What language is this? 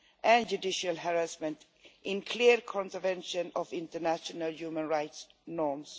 English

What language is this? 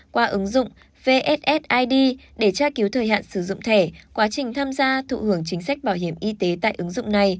Vietnamese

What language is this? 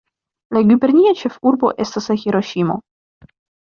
Esperanto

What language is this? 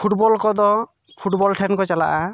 Santali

